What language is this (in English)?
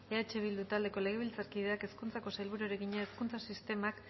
Basque